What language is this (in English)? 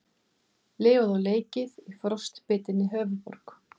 Icelandic